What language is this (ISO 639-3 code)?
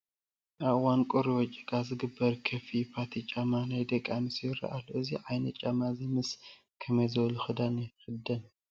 tir